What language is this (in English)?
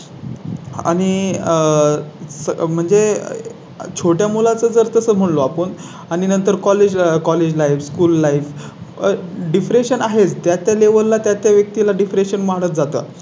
Marathi